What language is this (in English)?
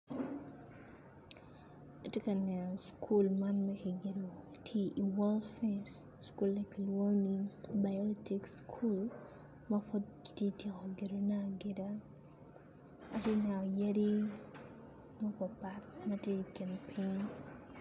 Acoli